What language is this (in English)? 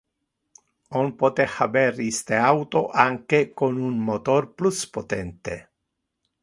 Interlingua